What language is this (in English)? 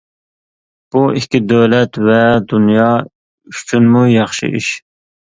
Uyghur